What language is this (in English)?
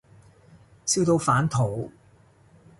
Cantonese